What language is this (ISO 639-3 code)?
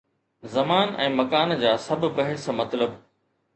snd